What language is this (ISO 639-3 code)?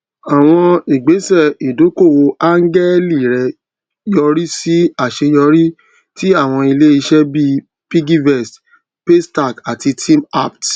yor